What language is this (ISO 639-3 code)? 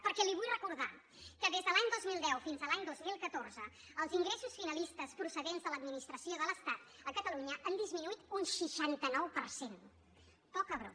cat